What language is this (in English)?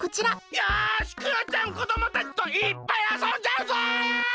Japanese